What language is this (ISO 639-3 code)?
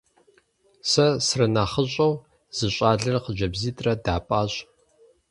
kbd